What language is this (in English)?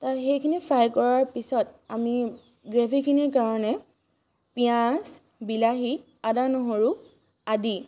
Assamese